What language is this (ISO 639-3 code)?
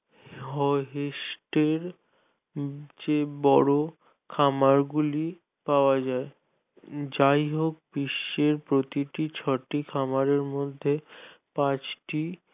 ben